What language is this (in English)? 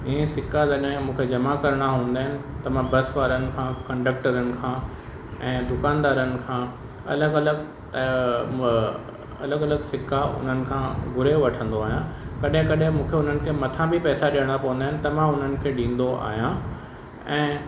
Sindhi